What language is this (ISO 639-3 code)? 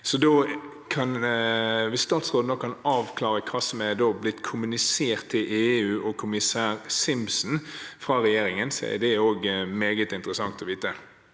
nor